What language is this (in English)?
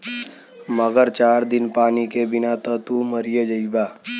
Bhojpuri